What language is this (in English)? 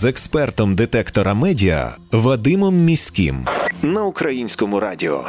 Ukrainian